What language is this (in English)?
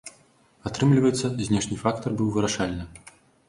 Belarusian